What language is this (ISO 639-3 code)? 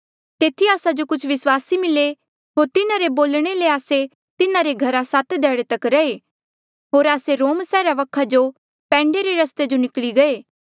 mjl